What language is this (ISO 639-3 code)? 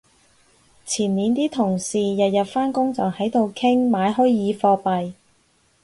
yue